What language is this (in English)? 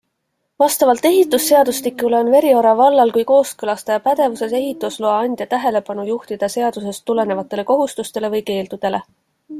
Estonian